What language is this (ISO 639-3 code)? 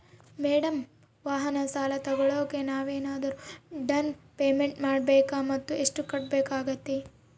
kan